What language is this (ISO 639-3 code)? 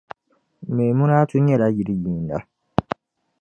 dag